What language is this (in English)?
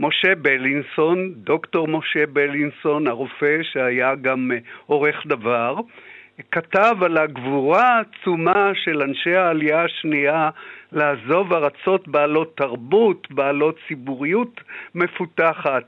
Hebrew